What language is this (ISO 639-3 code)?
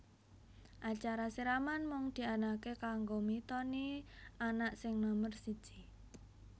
jav